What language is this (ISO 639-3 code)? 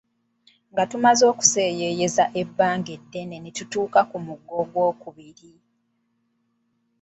lug